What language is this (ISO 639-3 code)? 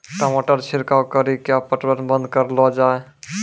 mai